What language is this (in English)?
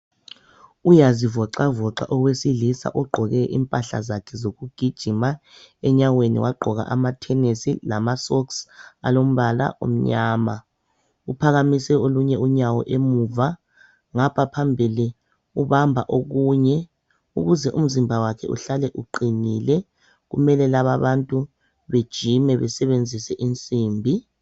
North Ndebele